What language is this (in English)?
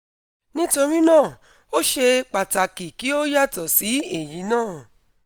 Yoruba